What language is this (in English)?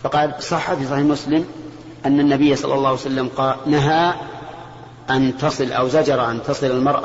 Arabic